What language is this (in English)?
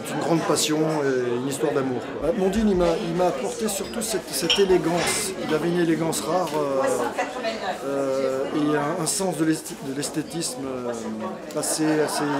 French